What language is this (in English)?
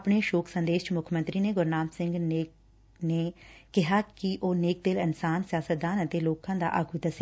Punjabi